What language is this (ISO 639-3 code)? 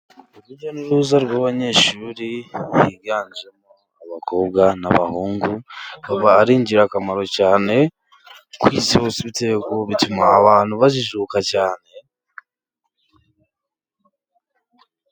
kin